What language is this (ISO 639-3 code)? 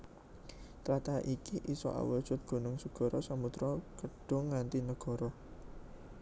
jav